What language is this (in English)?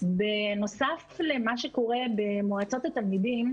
Hebrew